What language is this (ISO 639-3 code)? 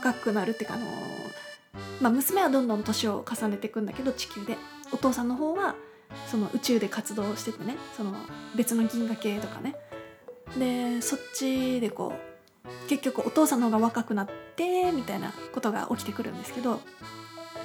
jpn